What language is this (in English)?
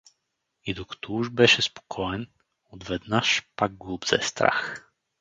Bulgarian